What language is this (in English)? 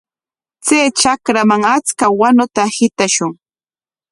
Corongo Ancash Quechua